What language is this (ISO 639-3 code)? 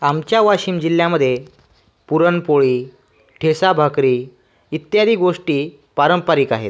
mar